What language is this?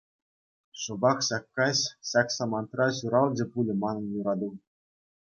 Chuvash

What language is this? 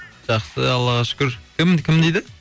Kazakh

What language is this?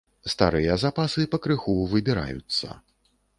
Belarusian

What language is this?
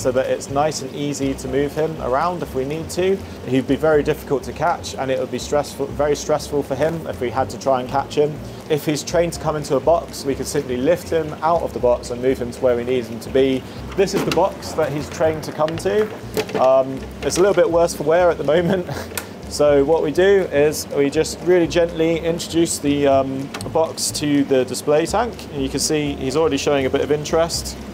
English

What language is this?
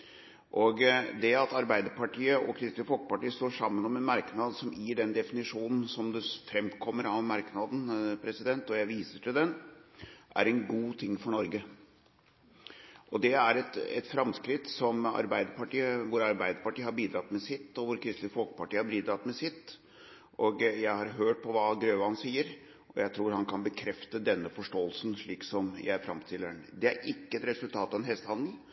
Norwegian Bokmål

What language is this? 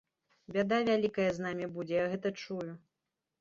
Belarusian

